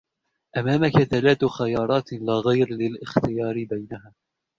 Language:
Arabic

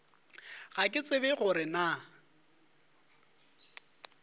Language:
Northern Sotho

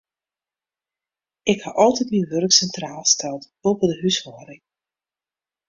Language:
Western Frisian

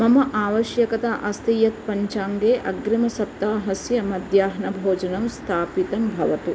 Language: Sanskrit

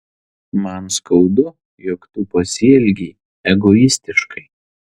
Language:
Lithuanian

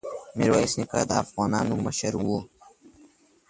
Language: Pashto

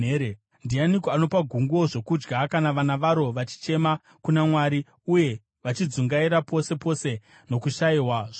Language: Shona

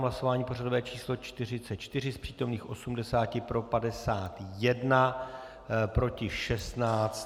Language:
Czech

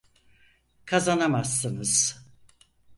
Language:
Turkish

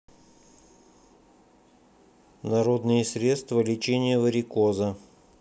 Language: Russian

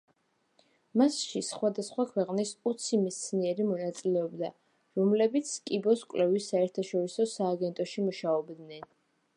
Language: Georgian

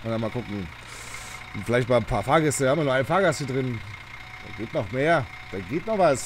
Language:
German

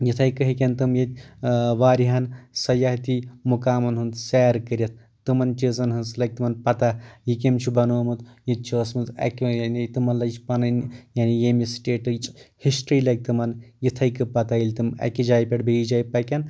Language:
Kashmiri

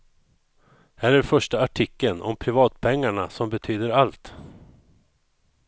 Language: Swedish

